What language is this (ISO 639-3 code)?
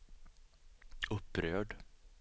swe